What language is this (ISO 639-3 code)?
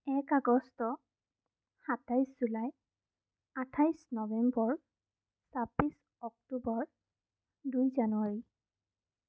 asm